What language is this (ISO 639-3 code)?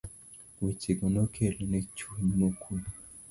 luo